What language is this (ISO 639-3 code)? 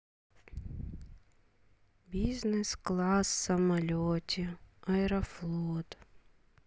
rus